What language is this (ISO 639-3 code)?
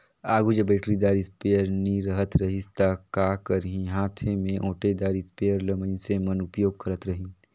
hne